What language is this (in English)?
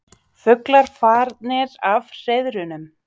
Icelandic